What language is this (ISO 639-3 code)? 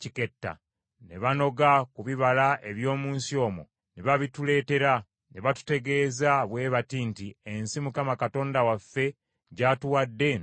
lug